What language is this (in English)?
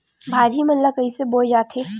Chhattisgarhi